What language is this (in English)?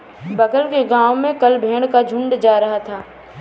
Hindi